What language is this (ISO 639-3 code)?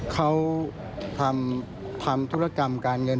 tha